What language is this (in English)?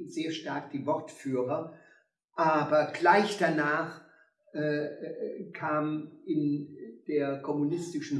German